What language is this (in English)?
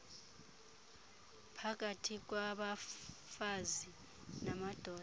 Xhosa